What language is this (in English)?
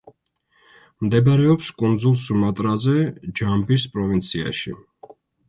Georgian